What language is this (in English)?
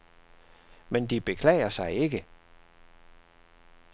Danish